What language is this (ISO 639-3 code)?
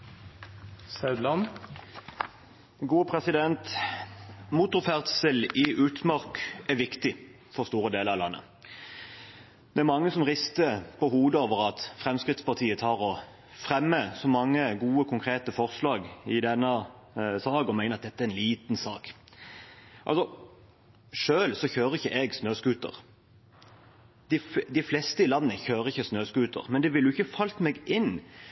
nor